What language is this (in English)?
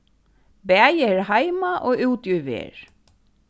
Faroese